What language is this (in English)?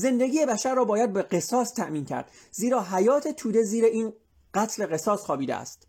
Persian